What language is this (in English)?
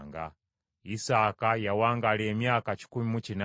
Ganda